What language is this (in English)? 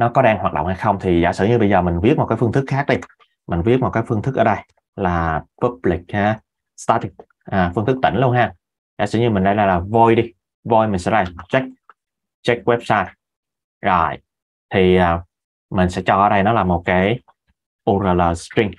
Vietnamese